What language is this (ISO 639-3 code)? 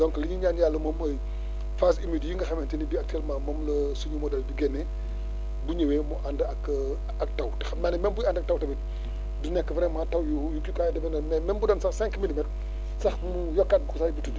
wol